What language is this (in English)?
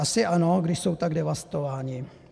Czech